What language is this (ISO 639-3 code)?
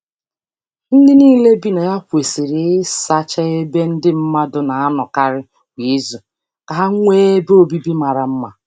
ibo